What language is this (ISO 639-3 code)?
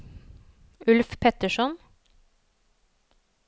nor